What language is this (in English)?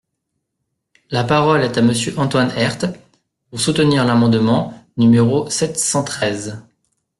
French